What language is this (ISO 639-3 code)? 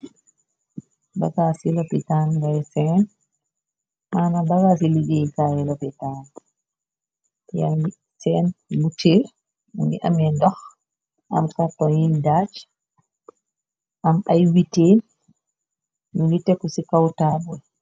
wol